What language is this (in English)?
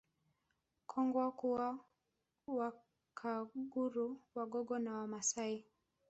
Swahili